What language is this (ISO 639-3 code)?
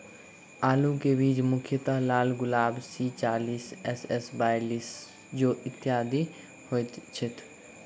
mai